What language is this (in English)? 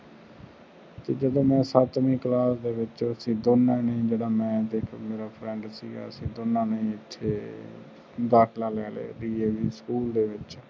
Punjabi